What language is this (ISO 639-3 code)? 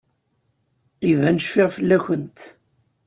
kab